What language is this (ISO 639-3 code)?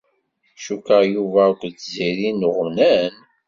kab